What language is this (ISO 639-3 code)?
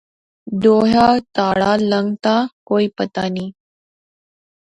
phr